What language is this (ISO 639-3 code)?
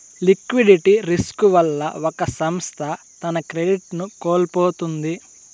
tel